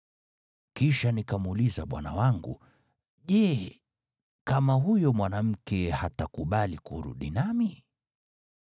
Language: Swahili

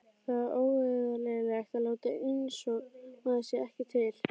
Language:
Icelandic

